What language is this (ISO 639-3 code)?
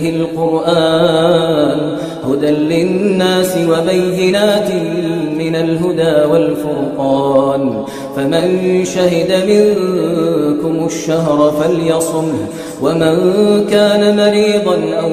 ara